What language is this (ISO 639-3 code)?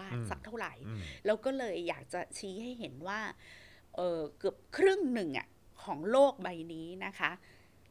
tha